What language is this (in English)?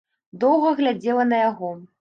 Belarusian